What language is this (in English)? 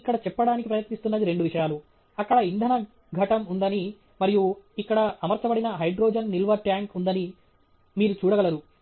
Telugu